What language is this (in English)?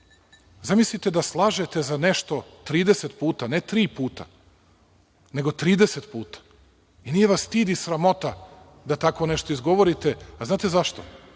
Serbian